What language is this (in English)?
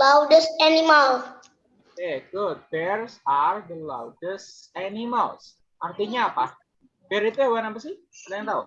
Indonesian